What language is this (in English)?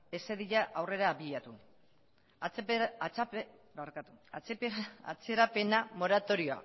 Basque